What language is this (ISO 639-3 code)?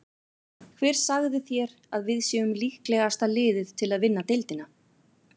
isl